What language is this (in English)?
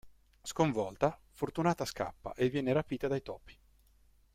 Italian